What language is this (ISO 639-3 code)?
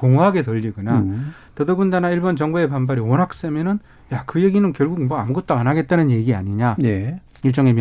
kor